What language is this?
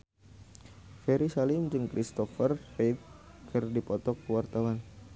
Sundanese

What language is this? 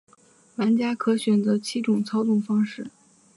Chinese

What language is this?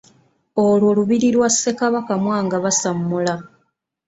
Ganda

